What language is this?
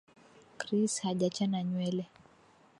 Swahili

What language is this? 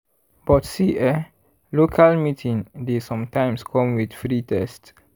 Nigerian Pidgin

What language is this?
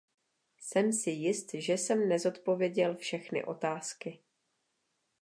Czech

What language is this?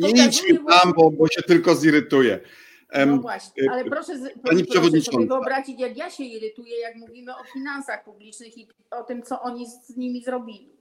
Polish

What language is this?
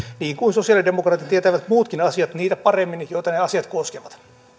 Finnish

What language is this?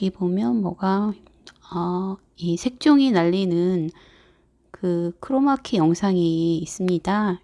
Korean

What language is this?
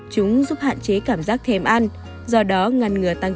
Vietnamese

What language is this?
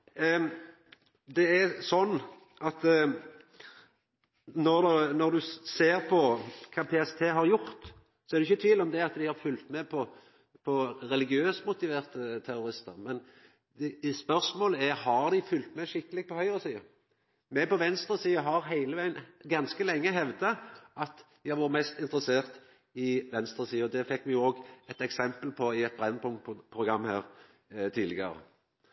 Norwegian Nynorsk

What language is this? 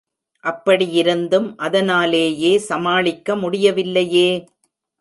Tamil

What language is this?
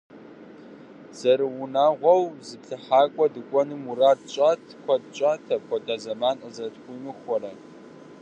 Kabardian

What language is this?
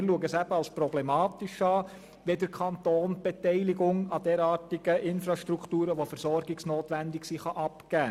Swiss German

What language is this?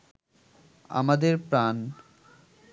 Bangla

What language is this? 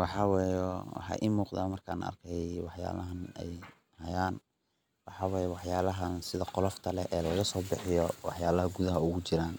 Somali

